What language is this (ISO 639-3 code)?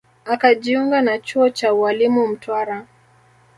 swa